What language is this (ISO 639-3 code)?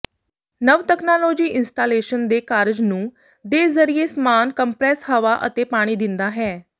pan